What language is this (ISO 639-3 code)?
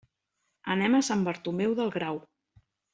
cat